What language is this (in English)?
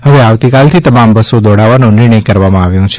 Gujarati